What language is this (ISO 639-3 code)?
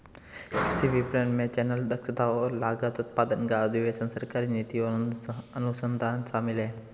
hin